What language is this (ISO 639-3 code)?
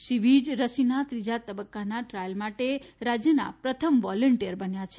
guj